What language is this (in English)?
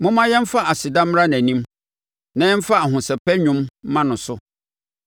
Akan